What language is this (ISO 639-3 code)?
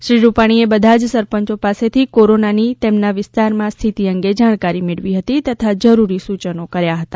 guj